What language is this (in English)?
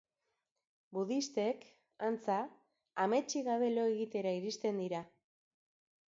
Basque